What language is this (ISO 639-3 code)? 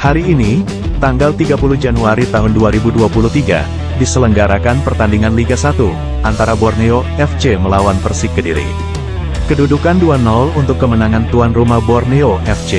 ind